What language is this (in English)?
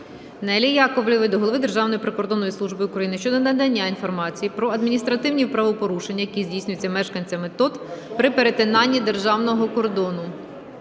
Ukrainian